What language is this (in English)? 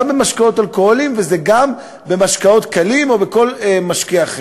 Hebrew